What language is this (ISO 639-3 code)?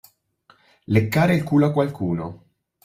ita